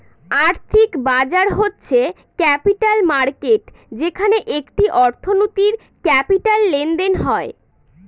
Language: Bangla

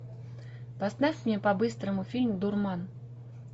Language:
Russian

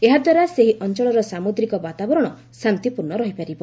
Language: Odia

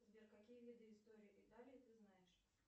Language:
Russian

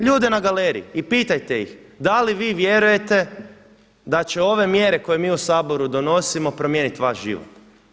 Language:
Croatian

